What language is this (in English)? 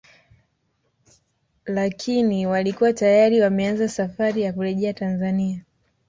Swahili